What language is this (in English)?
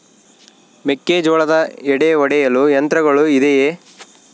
Kannada